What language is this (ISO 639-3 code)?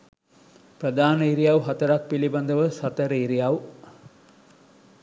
sin